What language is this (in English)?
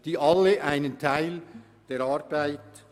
Swiss German